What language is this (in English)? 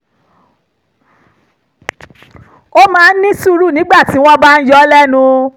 Yoruba